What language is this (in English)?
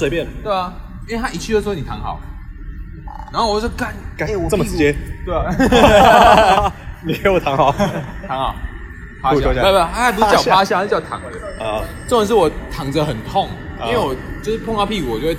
Chinese